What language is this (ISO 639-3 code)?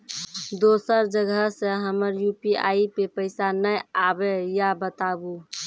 mai